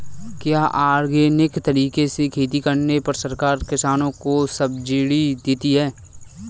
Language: Hindi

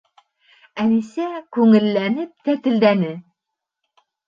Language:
Bashkir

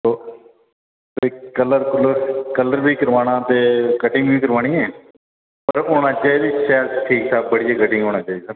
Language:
Dogri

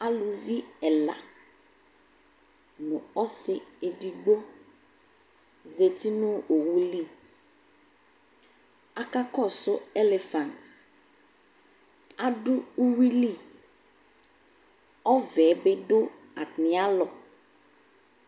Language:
Ikposo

